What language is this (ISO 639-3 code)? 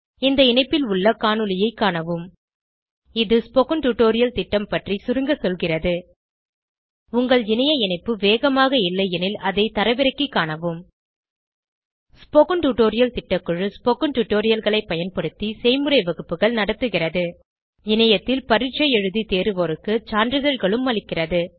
tam